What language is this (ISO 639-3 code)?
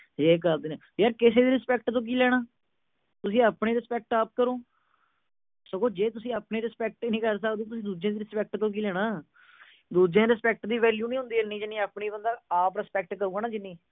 pan